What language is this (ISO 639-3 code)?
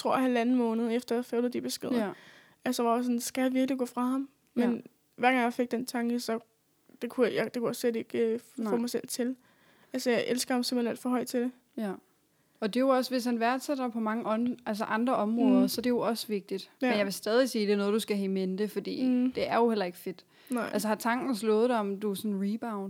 dan